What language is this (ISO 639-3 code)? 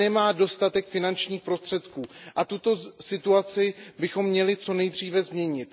ces